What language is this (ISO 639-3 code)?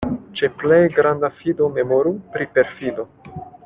epo